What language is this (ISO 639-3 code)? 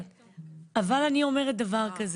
heb